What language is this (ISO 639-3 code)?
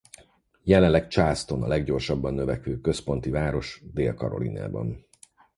hun